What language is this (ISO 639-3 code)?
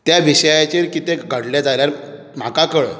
kok